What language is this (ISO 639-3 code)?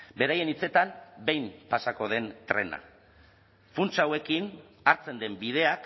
eus